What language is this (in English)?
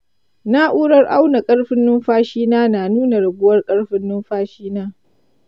Hausa